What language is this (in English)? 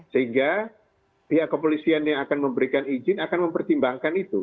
Indonesian